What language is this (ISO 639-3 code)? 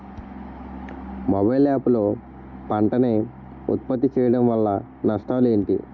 tel